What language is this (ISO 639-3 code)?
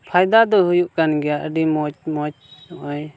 sat